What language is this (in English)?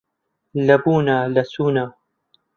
Central Kurdish